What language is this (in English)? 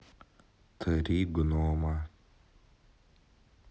Russian